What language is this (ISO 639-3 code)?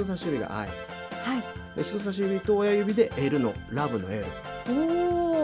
jpn